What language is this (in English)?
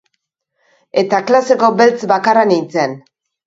Basque